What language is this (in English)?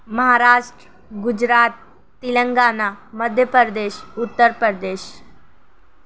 Urdu